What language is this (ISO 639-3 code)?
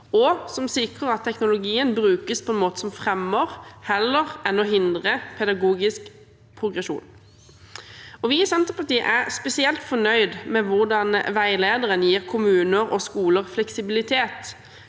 nor